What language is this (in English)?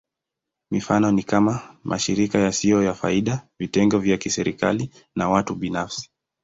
Swahili